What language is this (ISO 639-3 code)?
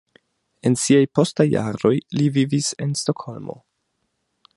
epo